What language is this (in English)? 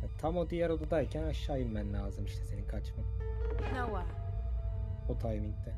Turkish